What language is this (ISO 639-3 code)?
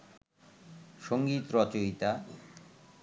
ben